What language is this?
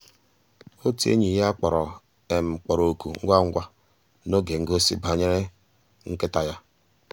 Igbo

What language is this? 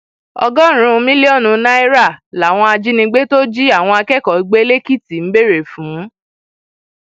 Yoruba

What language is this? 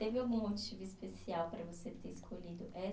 Portuguese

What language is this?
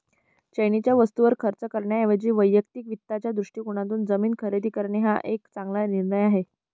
Marathi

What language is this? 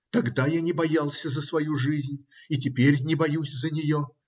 Russian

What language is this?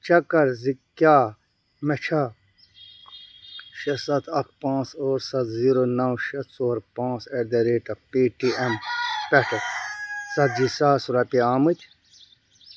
Kashmiri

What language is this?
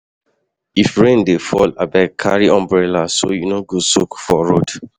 Nigerian Pidgin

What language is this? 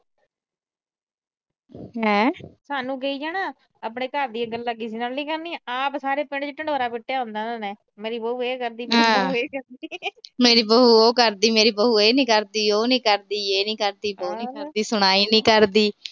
Punjabi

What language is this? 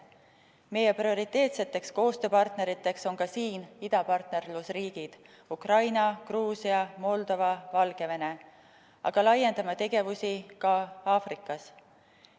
Estonian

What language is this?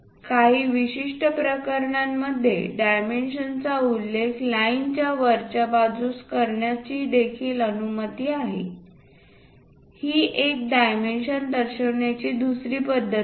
Marathi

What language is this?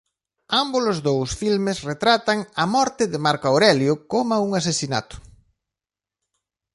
Galician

